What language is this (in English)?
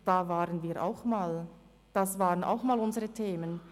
Swiss German